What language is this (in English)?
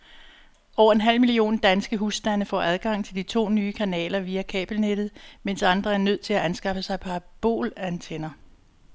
Danish